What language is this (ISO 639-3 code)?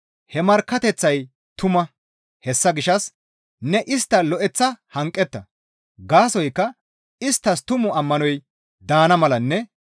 gmv